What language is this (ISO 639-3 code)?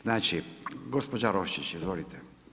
hrv